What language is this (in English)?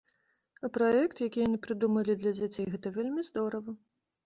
Belarusian